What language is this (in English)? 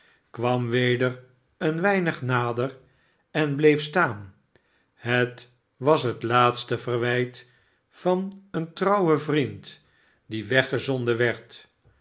Dutch